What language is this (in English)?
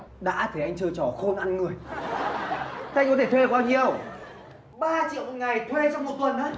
Vietnamese